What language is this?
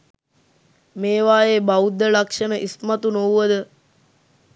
Sinhala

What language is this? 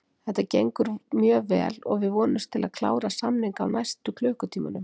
Icelandic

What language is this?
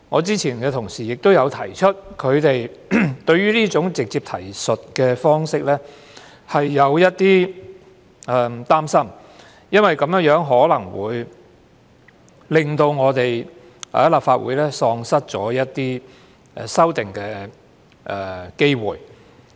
Cantonese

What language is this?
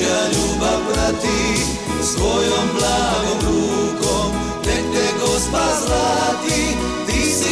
Romanian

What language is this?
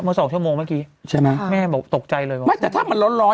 Thai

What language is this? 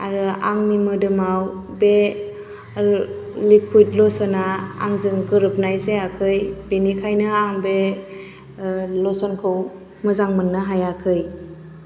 Bodo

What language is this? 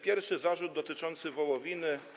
Polish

